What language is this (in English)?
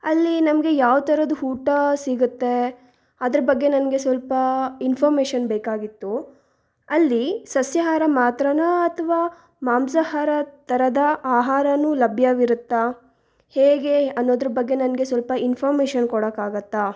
Kannada